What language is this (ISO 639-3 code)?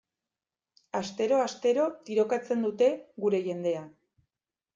eus